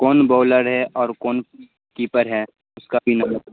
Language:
Urdu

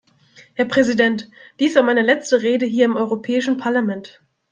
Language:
German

